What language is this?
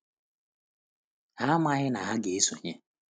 Igbo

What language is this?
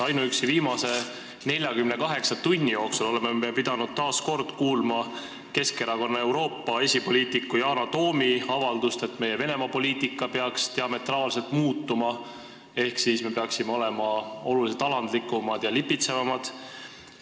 Estonian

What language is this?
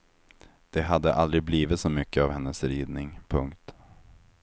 Swedish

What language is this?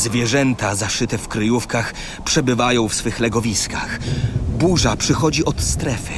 Polish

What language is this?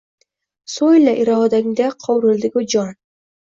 Uzbek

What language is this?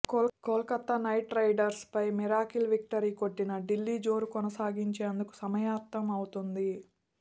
Telugu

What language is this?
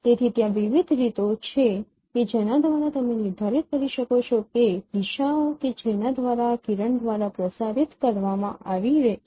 Gujarati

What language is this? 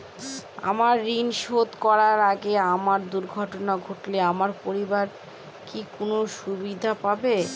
Bangla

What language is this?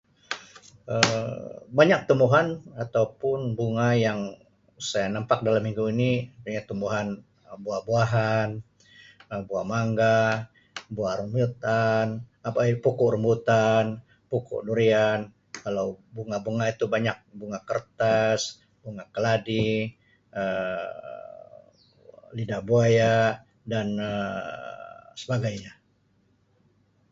Sabah Malay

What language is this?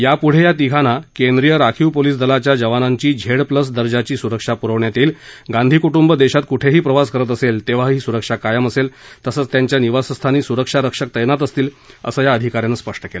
Marathi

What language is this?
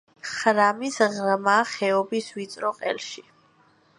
Georgian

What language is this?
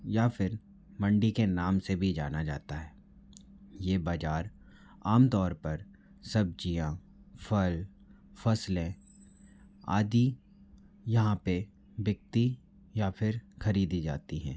Hindi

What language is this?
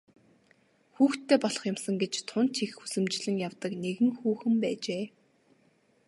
Mongolian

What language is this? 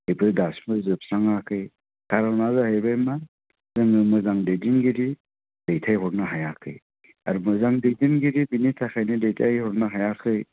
Bodo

